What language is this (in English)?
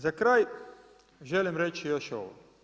Croatian